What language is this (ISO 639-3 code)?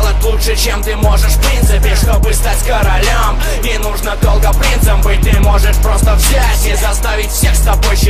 rus